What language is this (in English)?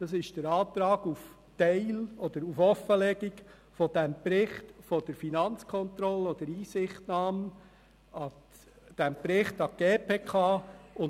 Swiss German